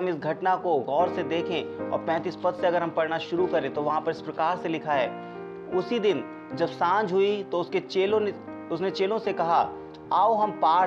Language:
Hindi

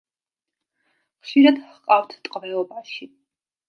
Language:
Georgian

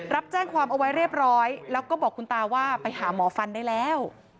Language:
Thai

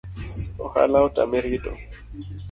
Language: Luo (Kenya and Tanzania)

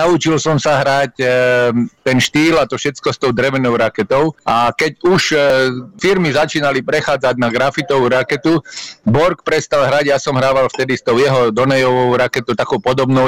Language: Slovak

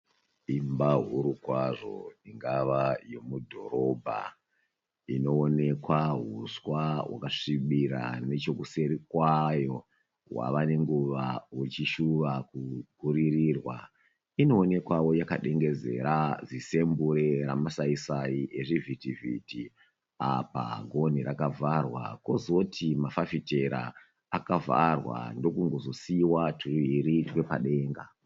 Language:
Shona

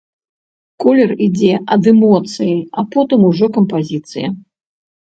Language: Belarusian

